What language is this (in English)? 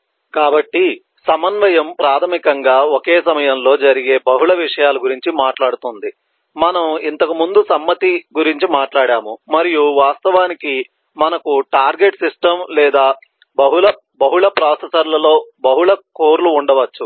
Telugu